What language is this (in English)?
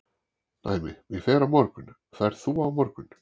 Icelandic